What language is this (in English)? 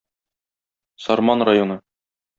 Tatar